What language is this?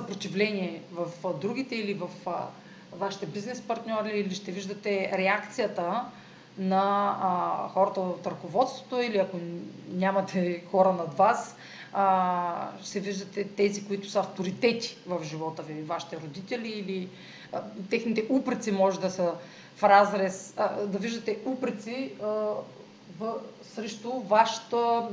Bulgarian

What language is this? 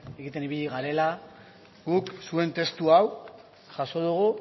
Basque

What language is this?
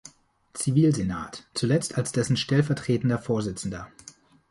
German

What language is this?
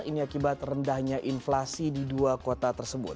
Indonesian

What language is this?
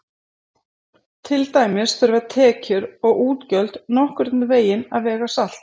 Icelandic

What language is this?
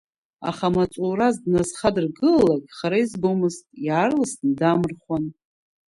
Abkhazian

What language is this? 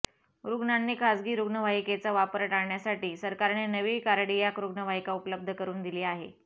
Marathi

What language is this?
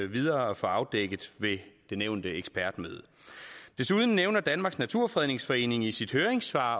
Danish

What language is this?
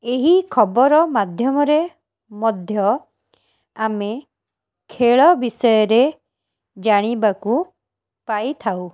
Odia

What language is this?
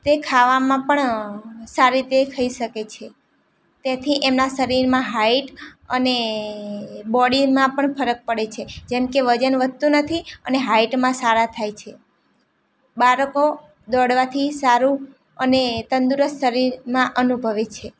Gujarati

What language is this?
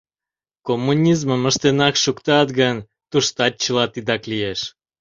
Mari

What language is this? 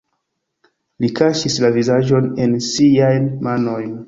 Esperanto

